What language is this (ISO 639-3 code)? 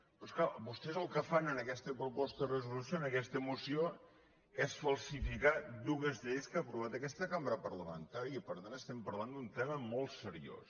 cat